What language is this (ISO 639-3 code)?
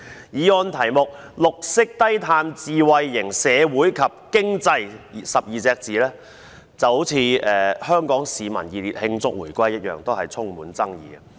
yue